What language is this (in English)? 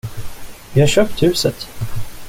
Swedish